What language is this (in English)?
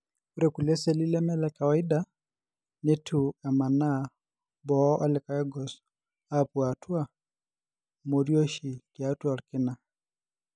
Masai